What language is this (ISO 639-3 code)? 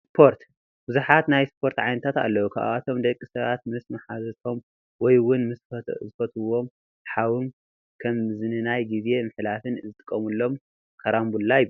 tir